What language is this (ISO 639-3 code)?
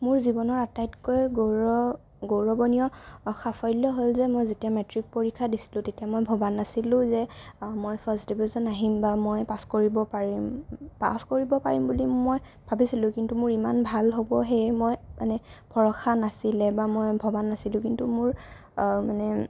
asm